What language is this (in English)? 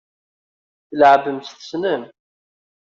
Kabyle